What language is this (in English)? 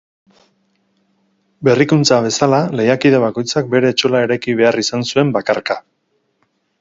Basque